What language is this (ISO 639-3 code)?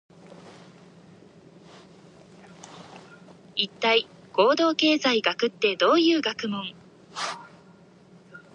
jpn